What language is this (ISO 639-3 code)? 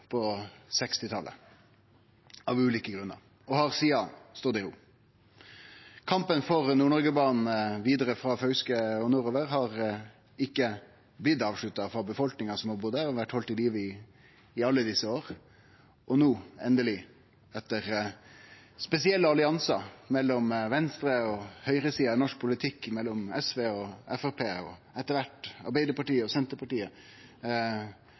nno